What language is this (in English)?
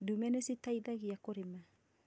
Kikuyu